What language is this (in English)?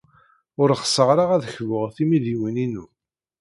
Kabyle